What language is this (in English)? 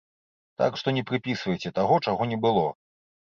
Belarusian